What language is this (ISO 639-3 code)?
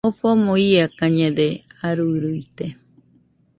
hux